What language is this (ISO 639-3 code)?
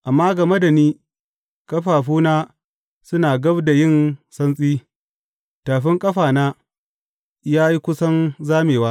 hau